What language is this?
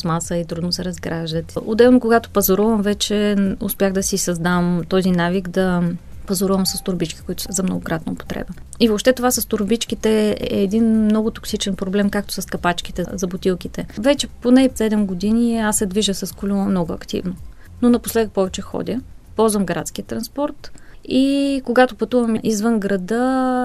Bulgarian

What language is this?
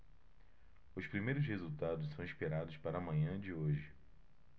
Portuguese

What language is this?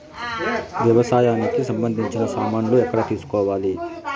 Telugu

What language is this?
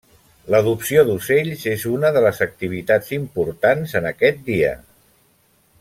Catalan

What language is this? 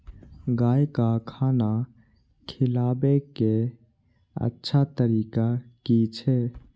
Maithili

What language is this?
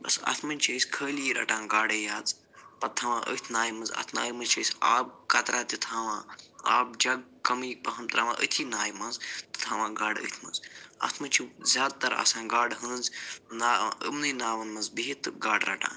Kashmiri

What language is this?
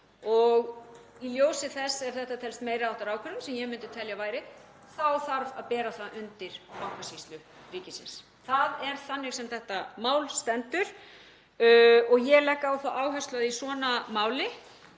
Icelandic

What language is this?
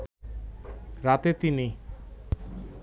Bangla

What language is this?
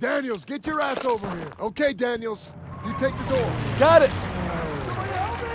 English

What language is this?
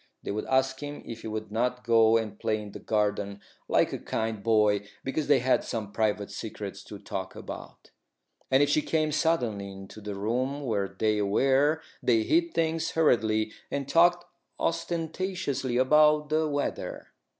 English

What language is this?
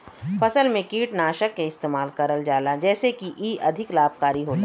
Bhojpuri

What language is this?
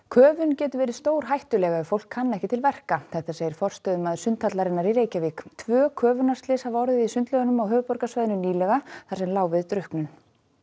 Icelandic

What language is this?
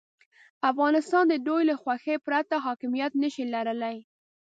Pashto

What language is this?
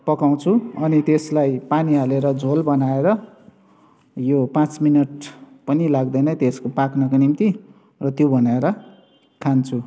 Nepali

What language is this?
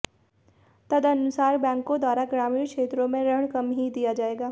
Hindi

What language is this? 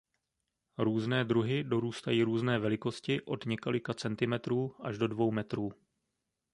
Czech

